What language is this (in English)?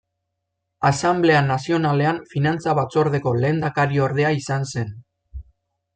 Basque